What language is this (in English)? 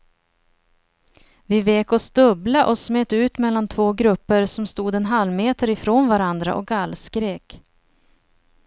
Swedish